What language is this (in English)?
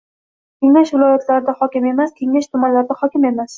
Uzbek